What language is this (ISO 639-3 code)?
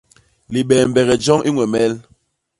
bas